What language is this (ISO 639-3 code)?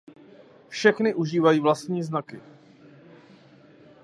ces